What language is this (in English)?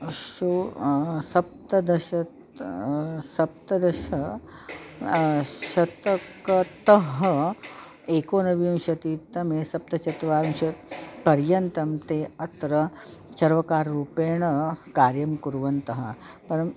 Sanskrit